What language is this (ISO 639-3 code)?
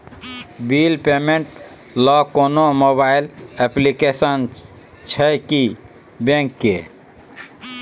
mai